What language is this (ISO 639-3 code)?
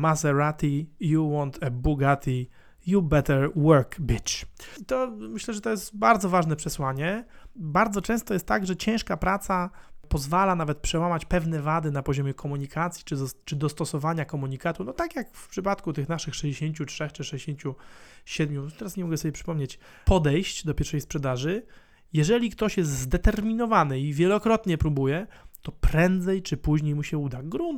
pol